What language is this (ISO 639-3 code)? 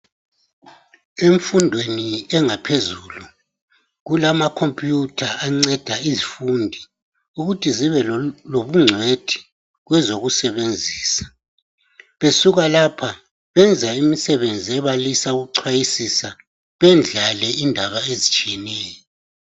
nde